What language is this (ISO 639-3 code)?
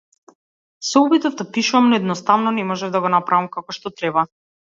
mkd